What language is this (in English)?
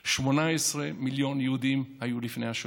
Hebrew